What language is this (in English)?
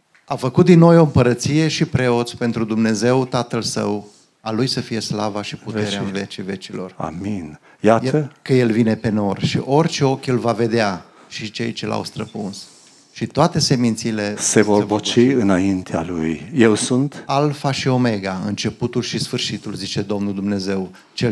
Romanian